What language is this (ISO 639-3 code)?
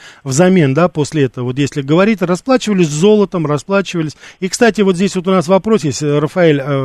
rus